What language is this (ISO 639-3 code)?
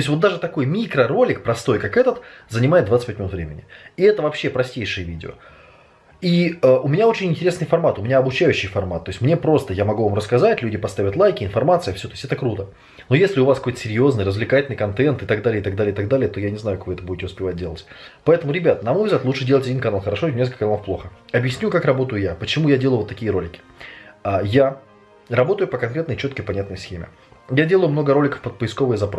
rus